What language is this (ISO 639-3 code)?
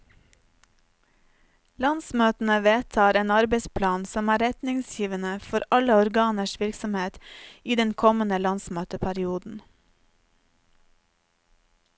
nor